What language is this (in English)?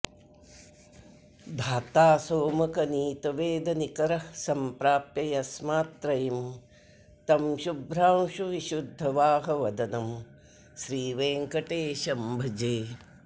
Sanskrit